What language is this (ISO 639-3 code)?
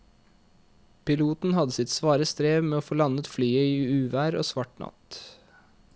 nor